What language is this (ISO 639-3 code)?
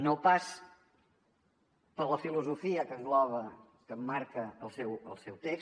cat